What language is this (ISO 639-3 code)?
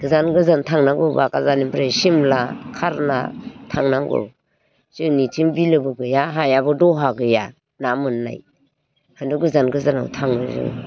brx